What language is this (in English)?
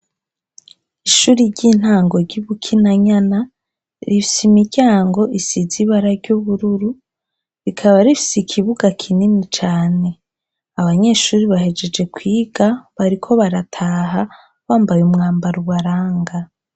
Rundi